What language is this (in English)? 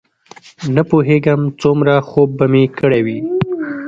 Pashto